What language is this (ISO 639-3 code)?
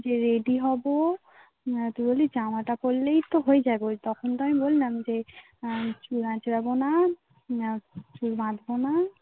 ben